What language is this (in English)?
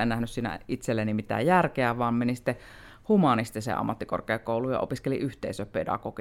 Finnish